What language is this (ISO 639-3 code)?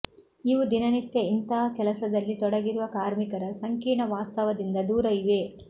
kan